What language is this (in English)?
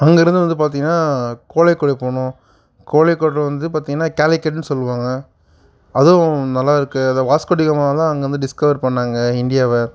Tamil